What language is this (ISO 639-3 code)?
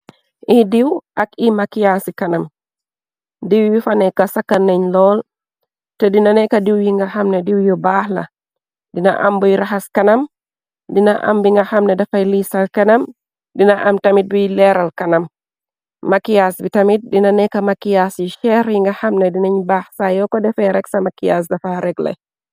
wol